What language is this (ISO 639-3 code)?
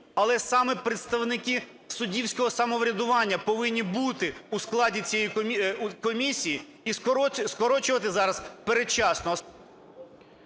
ukr